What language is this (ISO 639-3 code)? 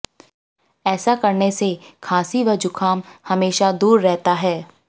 hin